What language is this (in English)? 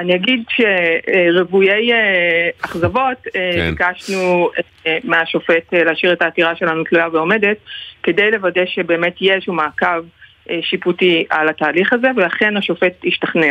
Hebrew